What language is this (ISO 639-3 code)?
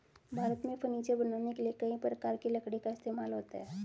hin